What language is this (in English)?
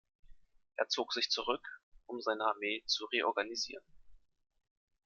German